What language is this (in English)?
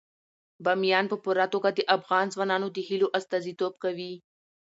Pashto